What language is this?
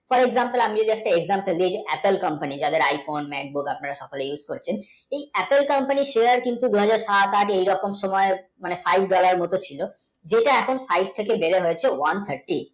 Bangla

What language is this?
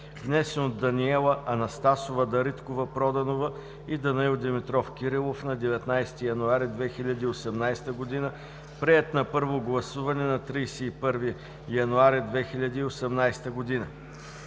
Bulgarian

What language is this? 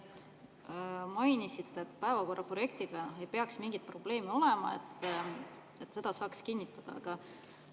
Estonian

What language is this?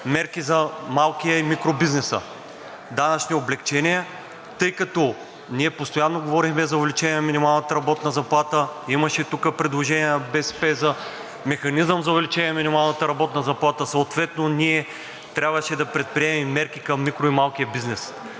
Bulgarian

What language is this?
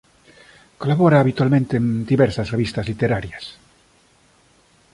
Galician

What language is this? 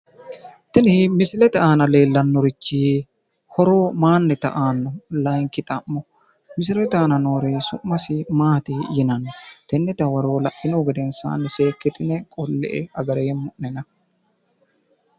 Sidamo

